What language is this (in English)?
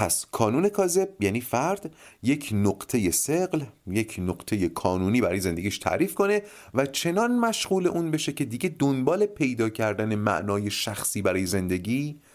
Persian